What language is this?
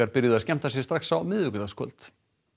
Icelandic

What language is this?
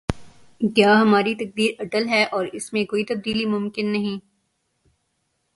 Urdu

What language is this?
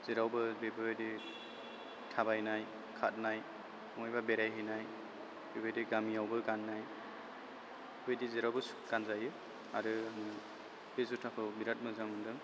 Bodo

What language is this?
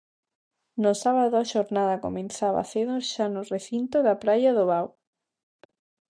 Galician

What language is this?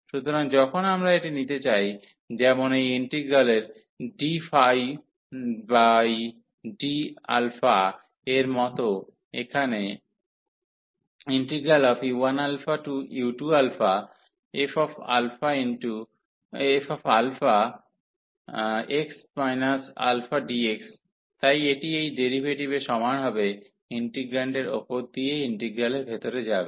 Bangla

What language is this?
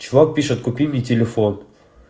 Russian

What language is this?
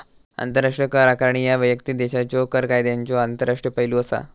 Marathi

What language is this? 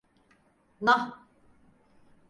Turkish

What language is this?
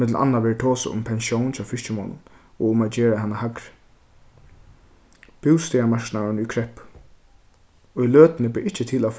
Faroese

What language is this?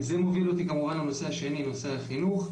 Hebrew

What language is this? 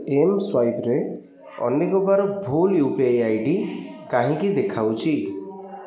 Odia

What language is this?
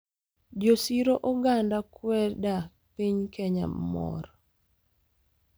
Luo (Kenya and Tanzania)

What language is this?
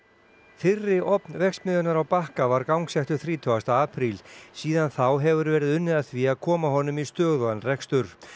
Icelandic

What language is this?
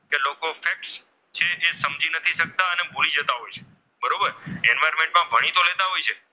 Gujarati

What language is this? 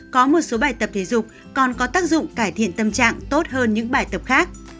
Vietnamese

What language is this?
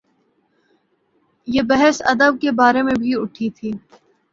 Urdu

